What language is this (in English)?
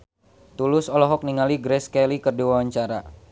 Sundanese